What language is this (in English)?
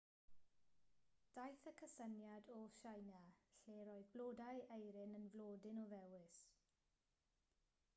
Welsh